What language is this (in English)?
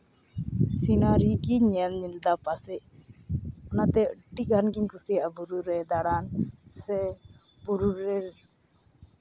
Santali